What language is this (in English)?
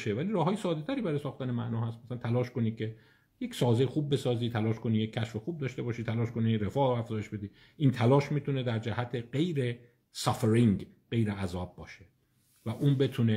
Persian